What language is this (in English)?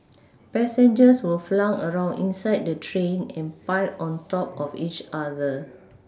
English